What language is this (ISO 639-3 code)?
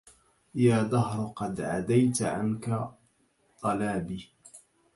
ara